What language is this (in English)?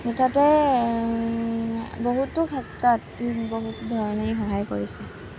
Assamese